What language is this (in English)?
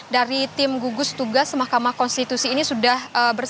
Indonesian